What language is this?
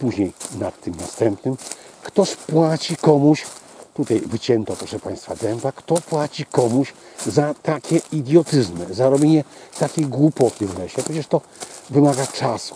Polish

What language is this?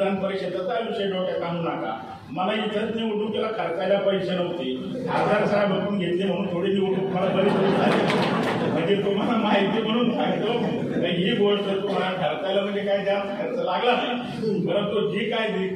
Marathi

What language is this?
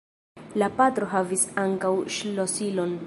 Esperanto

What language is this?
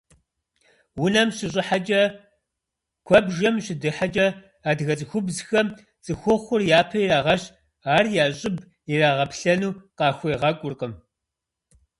Kabardian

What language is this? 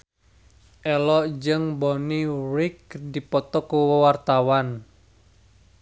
Sundanese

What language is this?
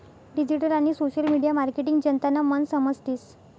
Marathi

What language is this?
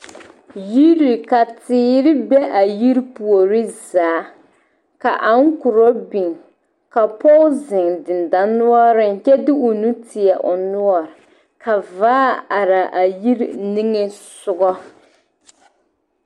Southern Dagaare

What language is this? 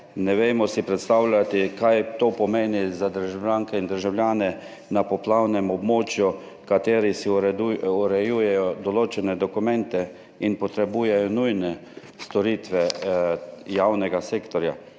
Slovenian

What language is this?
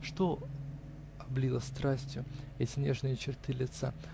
Russian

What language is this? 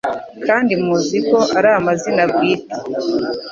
Kinyarwanda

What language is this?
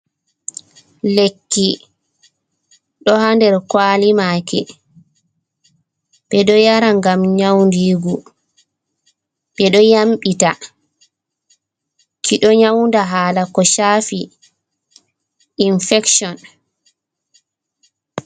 Fula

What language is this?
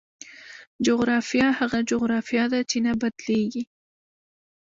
Pashto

